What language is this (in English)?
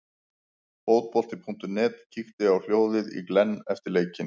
Icelandic